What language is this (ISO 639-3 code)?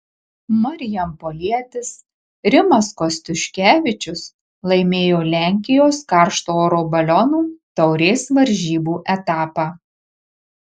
lit